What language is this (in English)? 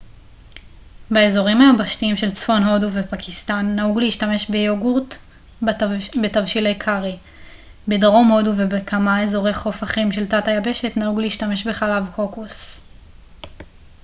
Hebrew